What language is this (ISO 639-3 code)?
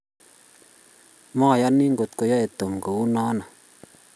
kln